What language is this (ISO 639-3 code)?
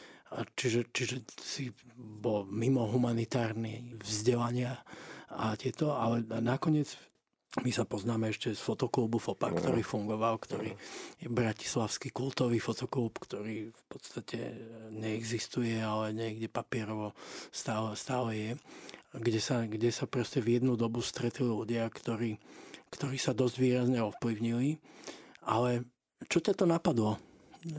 slk